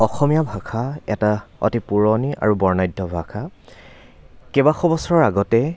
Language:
Assamese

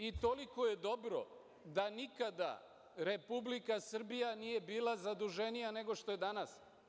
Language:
Serbian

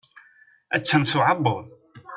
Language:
Kabyle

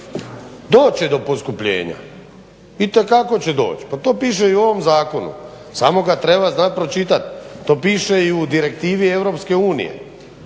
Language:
Croatian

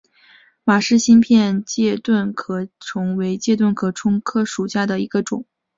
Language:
Chinese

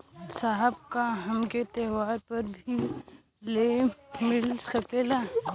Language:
Bhojpuri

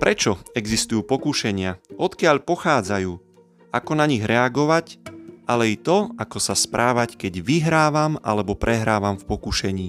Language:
Slovak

